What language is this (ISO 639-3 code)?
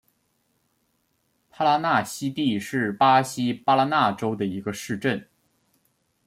zho